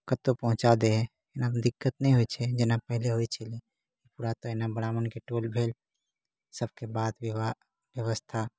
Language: Maithili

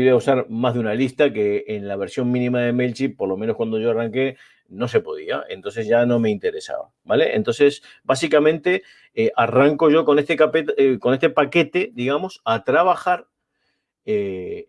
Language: Spanish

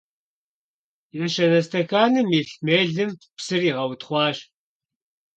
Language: Kabardian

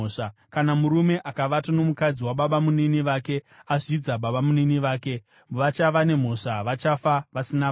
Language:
Shona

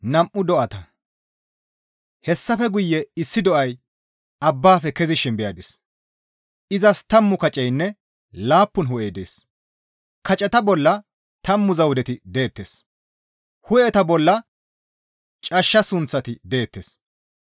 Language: Gamo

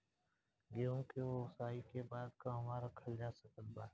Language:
Bhojpuri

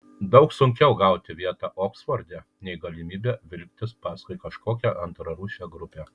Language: Lithuanian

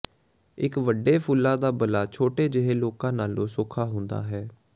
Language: Punjabi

